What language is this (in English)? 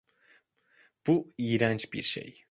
Turkish